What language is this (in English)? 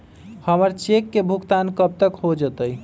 Magahi